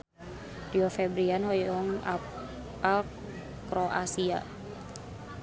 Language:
Sundanese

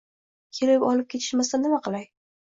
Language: Uzbek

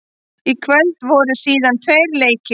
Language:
Icelandic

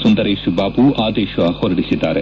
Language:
Kannada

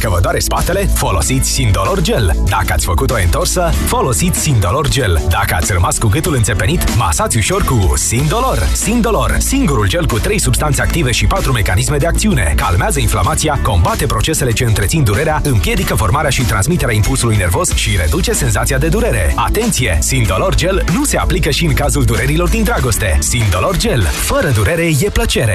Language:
Romanian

